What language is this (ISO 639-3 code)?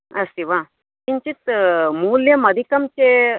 san